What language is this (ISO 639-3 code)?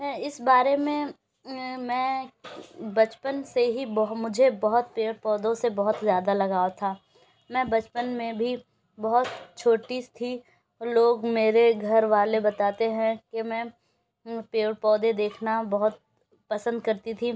urd